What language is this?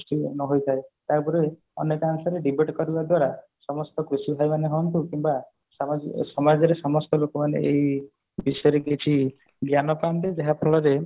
Odia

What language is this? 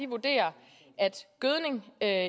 Danish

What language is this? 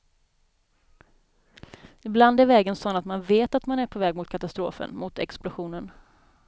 Swedish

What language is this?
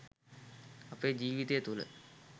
Sinhala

